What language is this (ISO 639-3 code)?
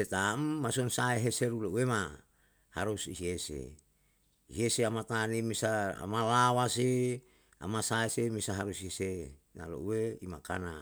jal